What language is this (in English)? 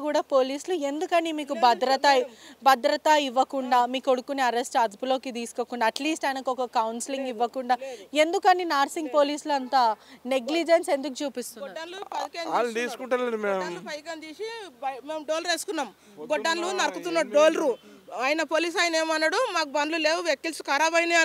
Telugu